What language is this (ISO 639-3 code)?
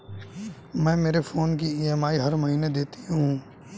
hin